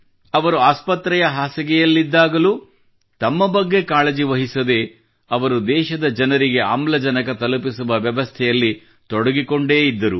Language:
Kannada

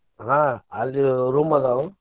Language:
Kannada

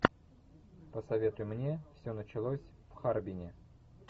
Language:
Russian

